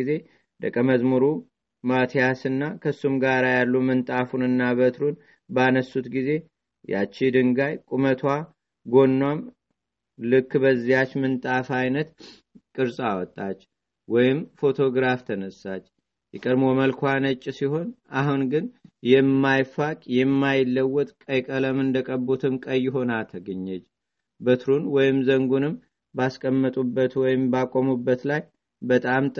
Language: Amharic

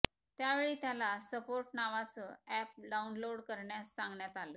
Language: Marathi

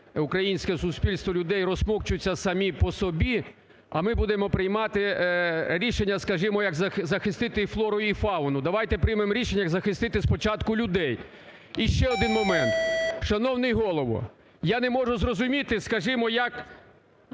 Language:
Ukrainian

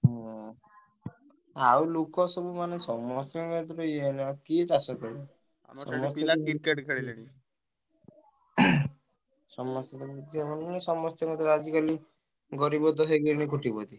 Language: Odia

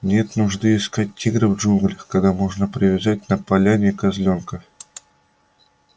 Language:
Russian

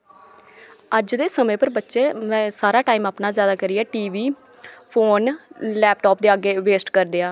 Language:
Dogri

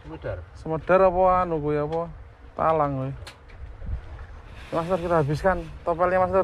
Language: Indonesian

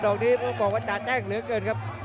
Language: Thai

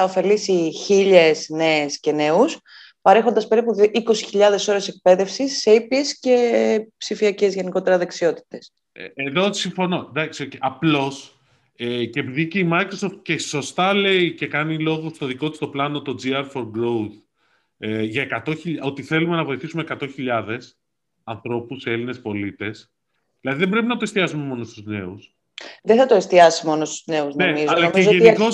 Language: Greek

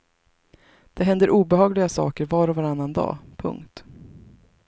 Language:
Swedish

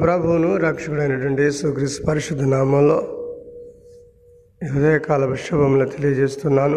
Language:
Telugu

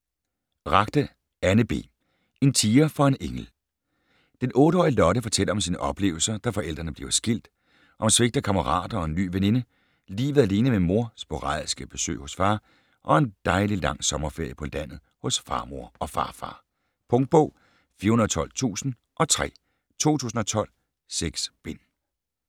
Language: Danish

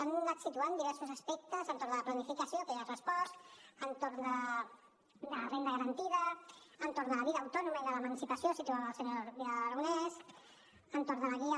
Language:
Catalan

